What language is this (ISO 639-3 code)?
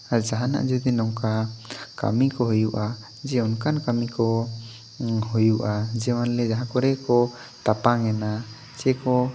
sat